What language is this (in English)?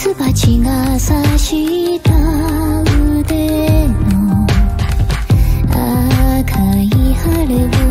Korean